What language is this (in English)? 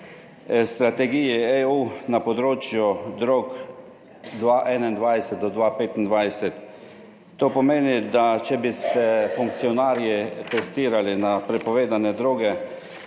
Slovenian